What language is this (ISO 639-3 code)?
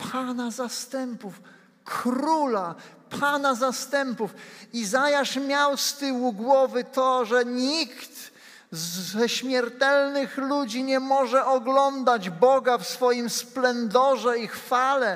pol